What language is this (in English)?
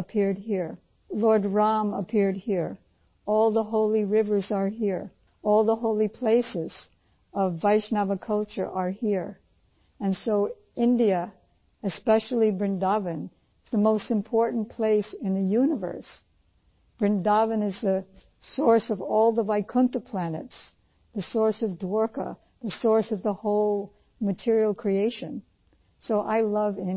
Punjabi